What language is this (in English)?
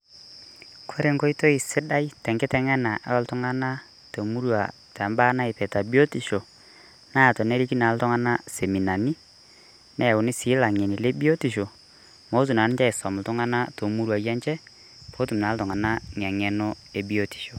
Masai